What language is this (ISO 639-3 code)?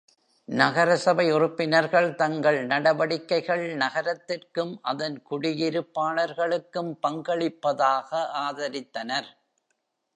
tam